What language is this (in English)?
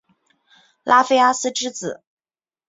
Chinese